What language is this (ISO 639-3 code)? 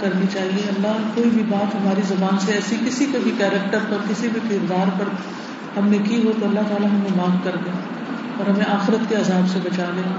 urd